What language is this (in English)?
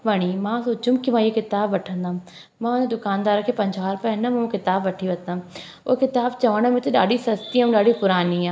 Sindhi